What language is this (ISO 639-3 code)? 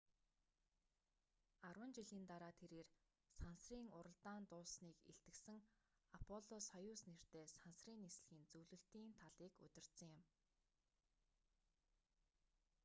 mon